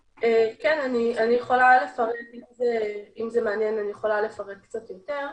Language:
Hebrew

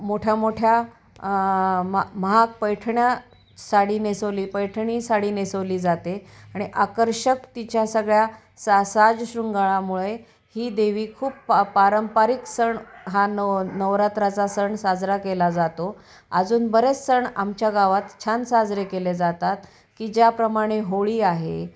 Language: Marathi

